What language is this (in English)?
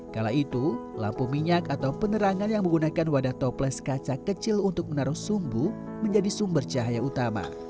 Indonesian